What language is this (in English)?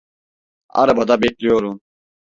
Turkish